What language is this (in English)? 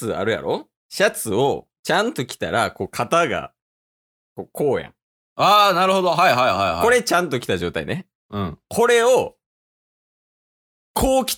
Japanese